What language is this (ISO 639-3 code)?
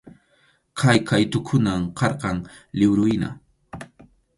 qxu